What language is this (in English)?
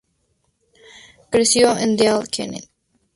Spanish